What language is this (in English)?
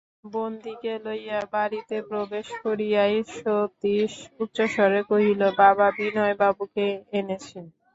Bangla